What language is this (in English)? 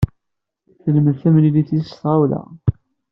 Kabyle